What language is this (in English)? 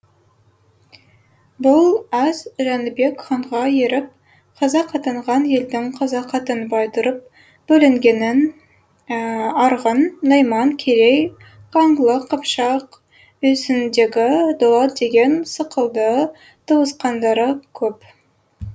Kazakh